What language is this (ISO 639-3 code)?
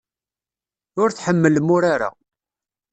kab